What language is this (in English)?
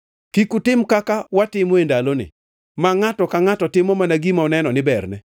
Luo (Kenya and Tanzania)